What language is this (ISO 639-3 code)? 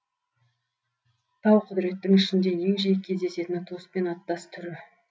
kaz